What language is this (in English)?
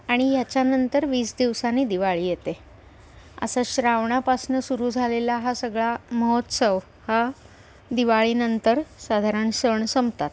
Marathi